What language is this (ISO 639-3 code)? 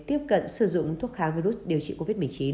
vie